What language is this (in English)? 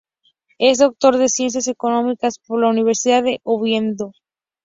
Spanish